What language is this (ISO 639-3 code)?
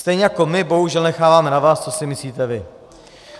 ces